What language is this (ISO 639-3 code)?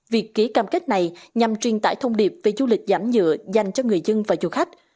vie